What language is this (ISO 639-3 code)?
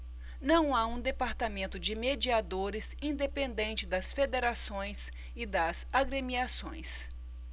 por